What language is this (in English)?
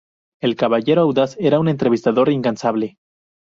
Spanish